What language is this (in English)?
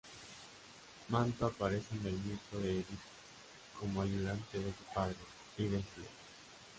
Spanish